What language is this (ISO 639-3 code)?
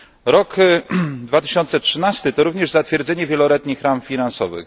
pol